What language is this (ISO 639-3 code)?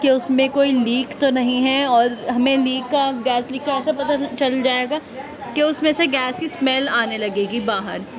urd